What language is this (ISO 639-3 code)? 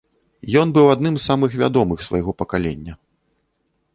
bel